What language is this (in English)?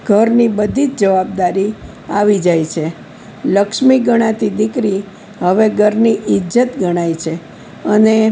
Gujarati